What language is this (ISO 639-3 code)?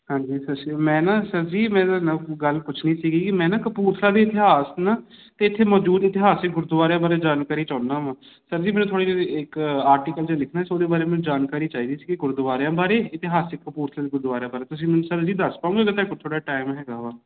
pan